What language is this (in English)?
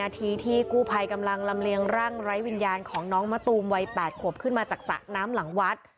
Thai